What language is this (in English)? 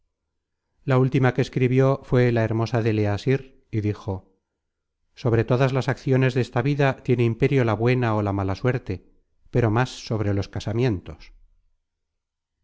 Spanish